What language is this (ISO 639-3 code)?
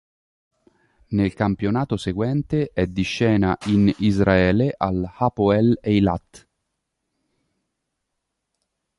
ita